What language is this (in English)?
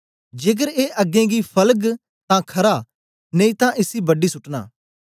Dogri